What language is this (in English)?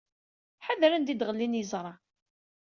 Kabyle